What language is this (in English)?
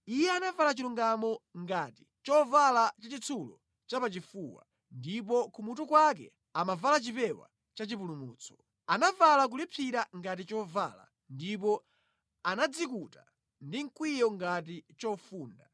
Nyanja